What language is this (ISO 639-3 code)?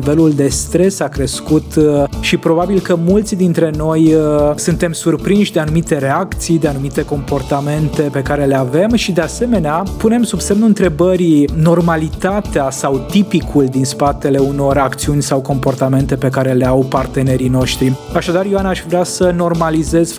ron